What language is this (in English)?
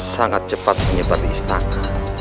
Indonesian